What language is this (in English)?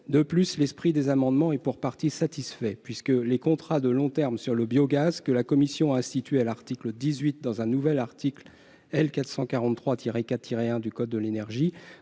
French